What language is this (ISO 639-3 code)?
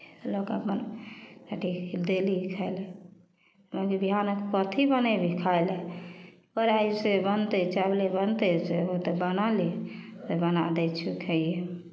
mai